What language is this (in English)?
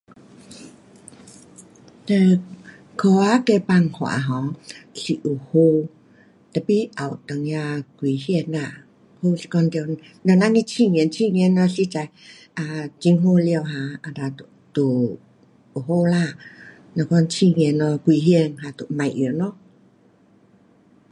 Pu-Xian Chinese